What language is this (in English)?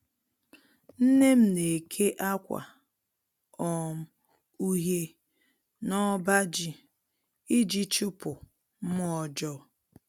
Igbo